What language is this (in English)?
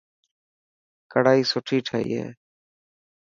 Dhatki